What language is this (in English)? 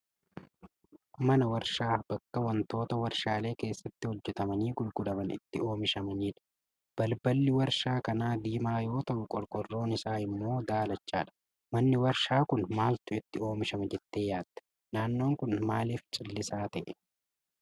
Oromo